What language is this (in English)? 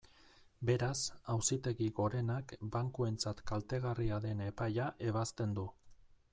Basque